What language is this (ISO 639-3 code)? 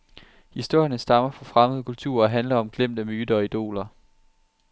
dan